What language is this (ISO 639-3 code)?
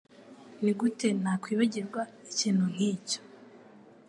kin